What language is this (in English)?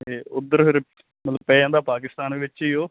Punjabi